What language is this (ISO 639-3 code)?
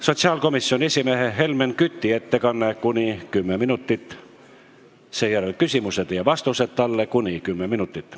est